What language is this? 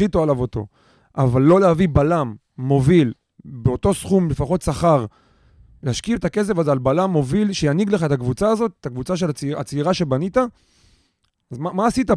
Hebrew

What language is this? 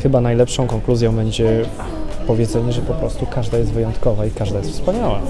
Polish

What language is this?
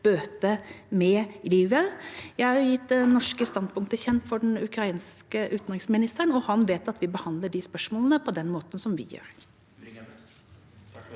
Norwegian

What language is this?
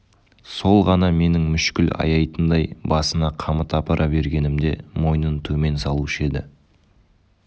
Kazakh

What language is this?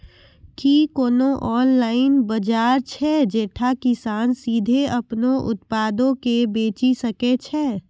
Maithili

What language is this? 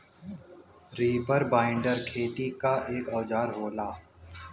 Bhojpuri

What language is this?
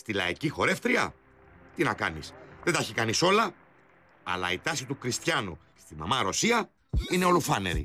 Greek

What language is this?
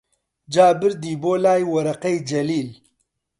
Central Kurdish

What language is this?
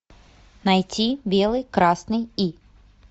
Russian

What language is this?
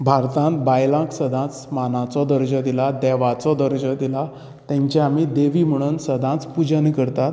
Konkani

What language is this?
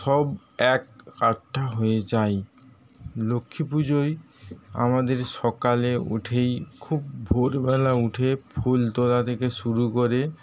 Bangla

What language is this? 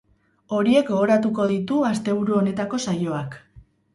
Basque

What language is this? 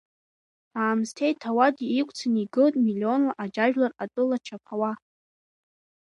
Abkhazian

